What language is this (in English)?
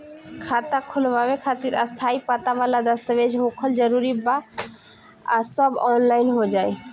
Bhojpuri